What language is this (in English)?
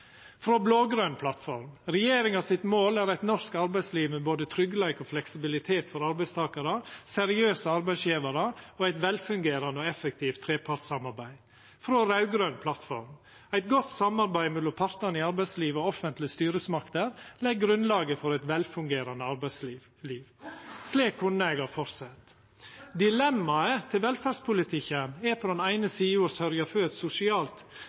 Norwegian Nynorsk